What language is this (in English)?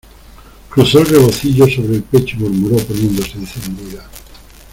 Spanish